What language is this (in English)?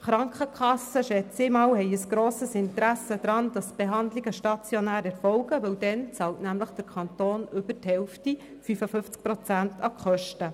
Swiss German